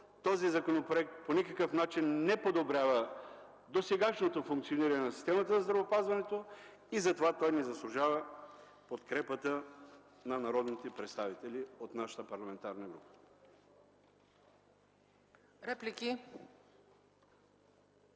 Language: Bulgarian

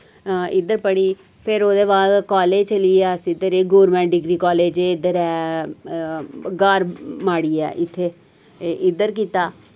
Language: Dogri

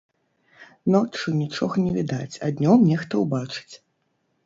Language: Belarusian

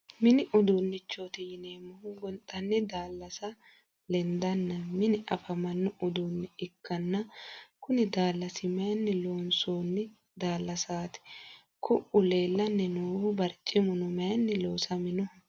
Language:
Sidamo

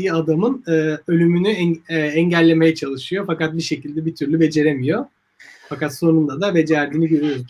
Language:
Turkish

